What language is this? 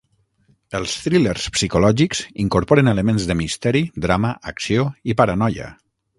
Catalan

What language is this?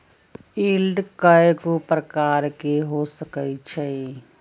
Magahi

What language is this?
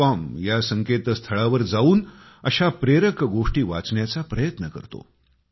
Marathi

